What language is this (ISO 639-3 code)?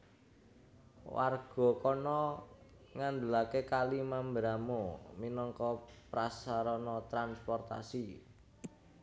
jav